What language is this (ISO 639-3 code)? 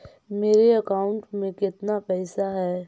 mag